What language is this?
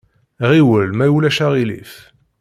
Kabyle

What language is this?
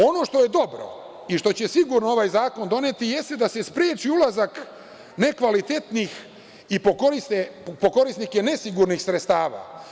Serbian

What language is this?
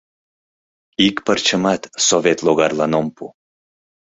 Mari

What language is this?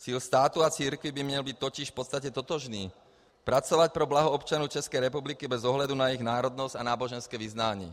Czech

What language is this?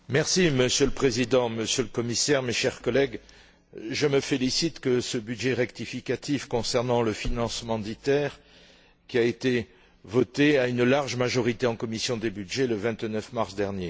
French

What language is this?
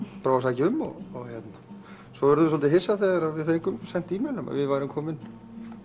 Icelandic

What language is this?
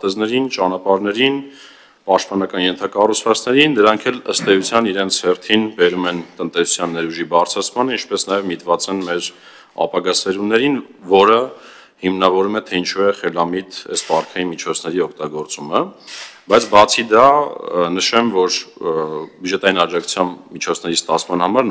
Romanian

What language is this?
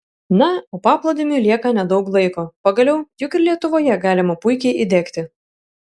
Lithuanian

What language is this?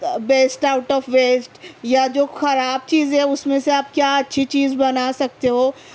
Urdu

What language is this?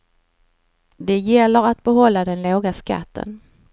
Swedish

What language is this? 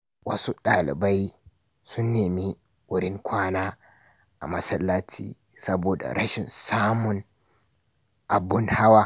Hausa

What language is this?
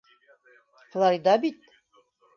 Bashkir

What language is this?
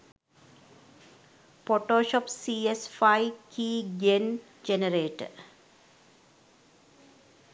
Sinhala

